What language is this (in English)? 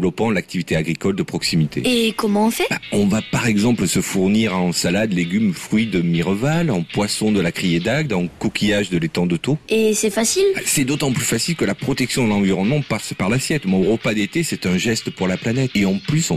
French